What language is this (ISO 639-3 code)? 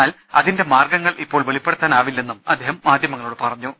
mal